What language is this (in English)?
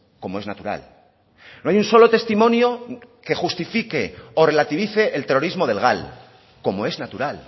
Spanish